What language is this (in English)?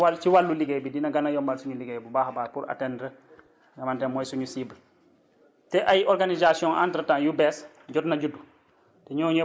Wolof